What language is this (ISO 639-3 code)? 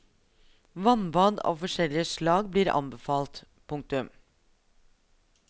nor